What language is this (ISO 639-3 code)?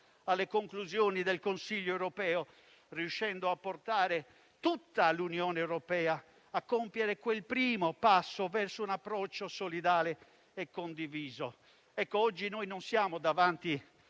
ita